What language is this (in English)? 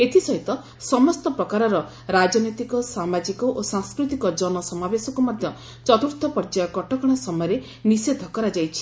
Odia